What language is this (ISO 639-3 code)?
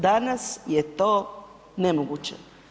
hrv